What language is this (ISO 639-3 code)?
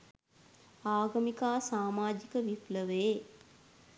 sin